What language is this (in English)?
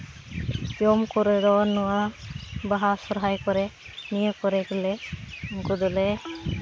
Santali